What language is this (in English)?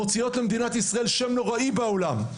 Hebrew